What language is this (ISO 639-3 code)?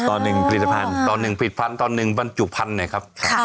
tha